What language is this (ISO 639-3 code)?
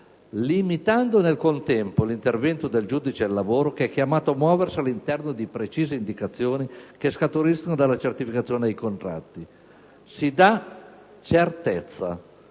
ita